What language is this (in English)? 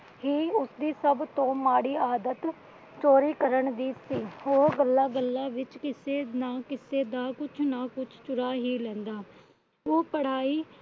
Punjabi